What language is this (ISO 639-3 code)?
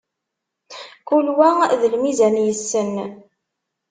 kab